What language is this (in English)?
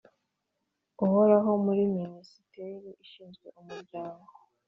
Kinyarwanda